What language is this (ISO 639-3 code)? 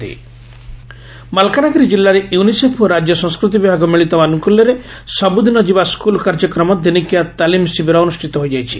ori